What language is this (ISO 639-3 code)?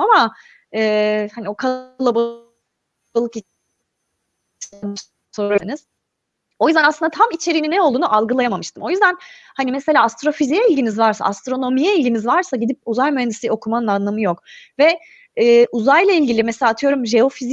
tur